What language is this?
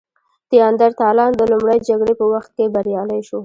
Pashto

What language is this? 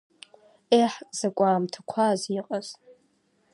Abkhazian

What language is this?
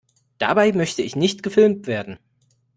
German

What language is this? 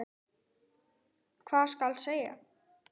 Icelandic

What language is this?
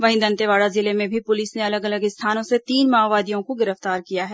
Hindi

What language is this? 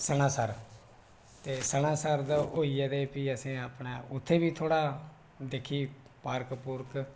Dogri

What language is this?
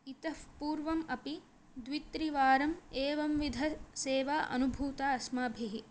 Sanskrit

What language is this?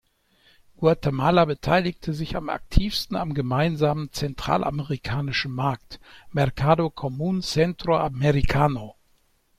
German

